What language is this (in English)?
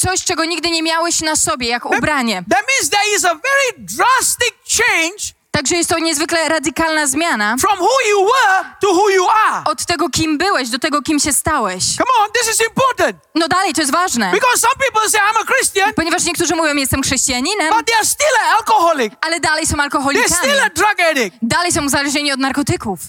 Polish